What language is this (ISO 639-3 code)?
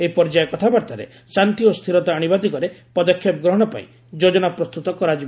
ori